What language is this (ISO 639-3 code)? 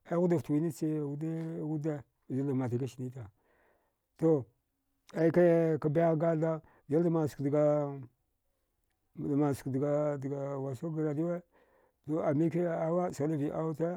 dgh